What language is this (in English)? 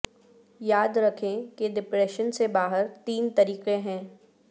Urdu